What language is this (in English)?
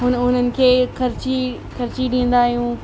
Sindhi